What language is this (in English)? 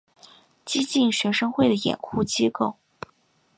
Chinese